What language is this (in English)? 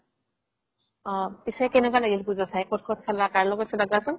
Assamese